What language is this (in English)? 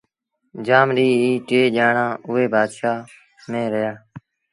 Sindhi Bhil